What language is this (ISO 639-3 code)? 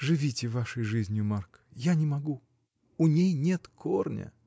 rus